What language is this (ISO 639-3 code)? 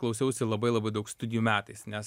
lit